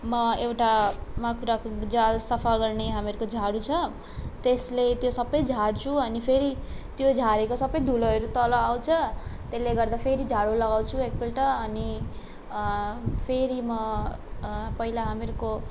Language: Nepali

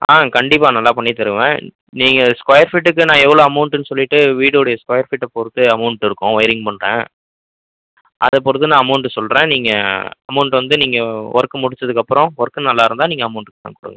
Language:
Tamil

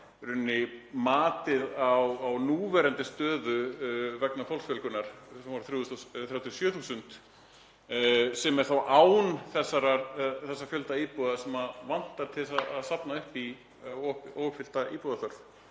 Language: Icelandic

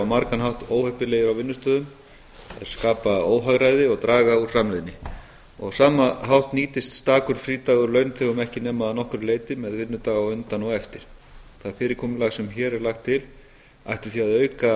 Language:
Icelandic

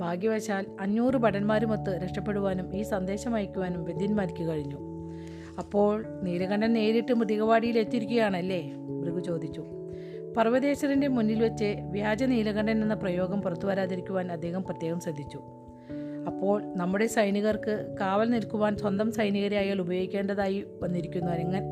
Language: Malayalam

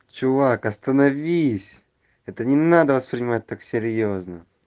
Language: Russian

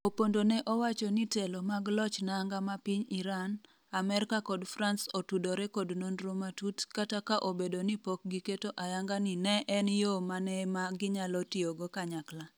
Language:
Luo (Kenya and Tanzania)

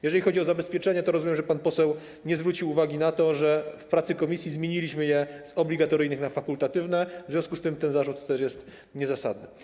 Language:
Polish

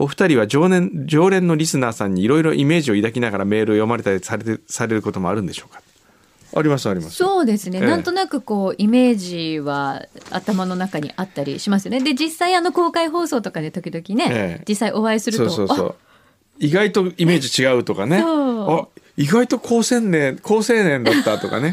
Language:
Japanese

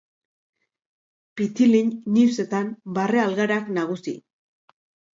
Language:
Basque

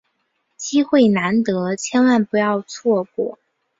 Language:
Chinese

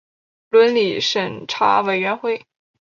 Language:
Chinese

